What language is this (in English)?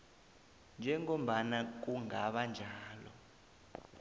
South Ndebele